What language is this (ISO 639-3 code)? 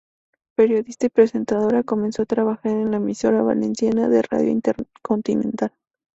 spa